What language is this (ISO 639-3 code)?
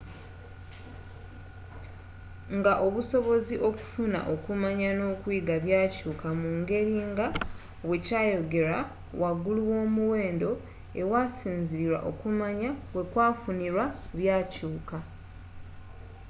lug